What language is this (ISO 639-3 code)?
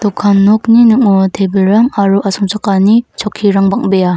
grt